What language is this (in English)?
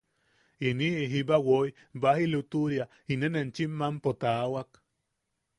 Yaqui